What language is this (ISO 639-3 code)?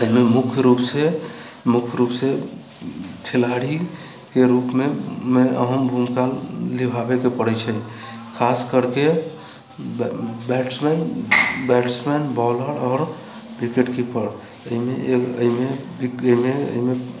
mai